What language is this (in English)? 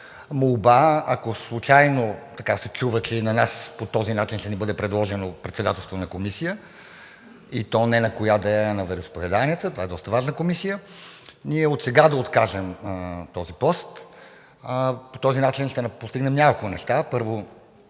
Bulgarian